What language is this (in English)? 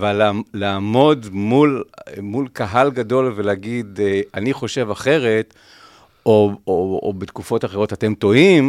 Hebrew